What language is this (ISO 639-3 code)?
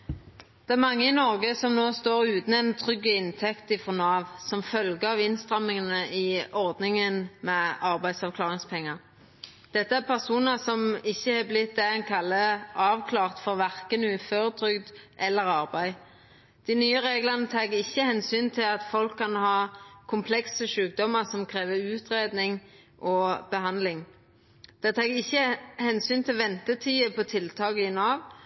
nno